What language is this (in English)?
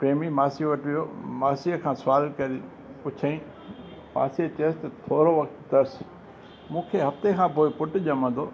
Sindhi